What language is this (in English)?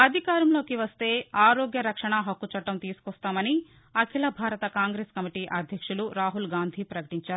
Telugu